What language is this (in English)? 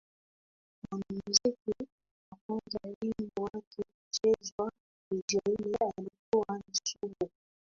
Swahili